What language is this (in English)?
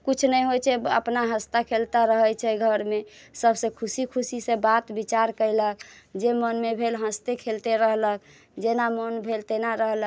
Maithili